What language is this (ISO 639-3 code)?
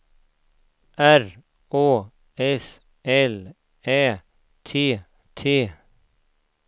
swe